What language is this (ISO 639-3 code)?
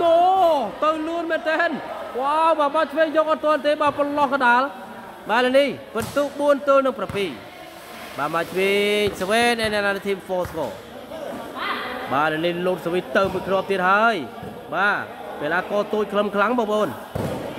tha